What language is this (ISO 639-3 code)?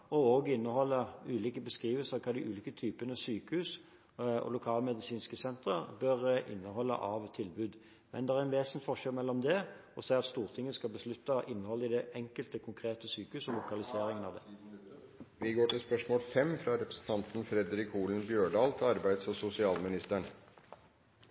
nor